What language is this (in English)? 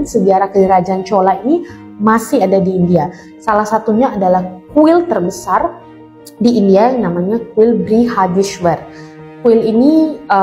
Indonesian